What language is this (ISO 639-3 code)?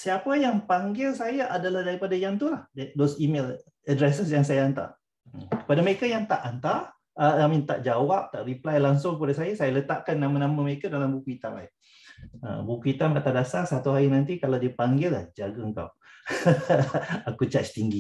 msa